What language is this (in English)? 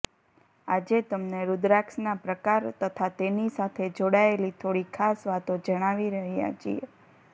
Gujarati